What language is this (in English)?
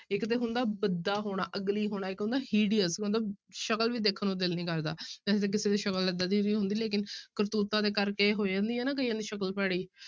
Punjabi